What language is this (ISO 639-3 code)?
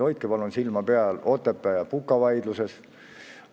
est